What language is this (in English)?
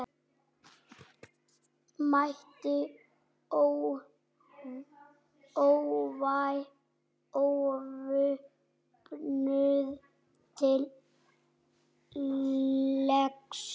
Icelandic